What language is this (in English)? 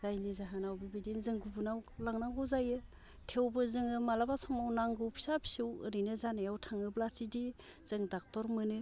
Bodo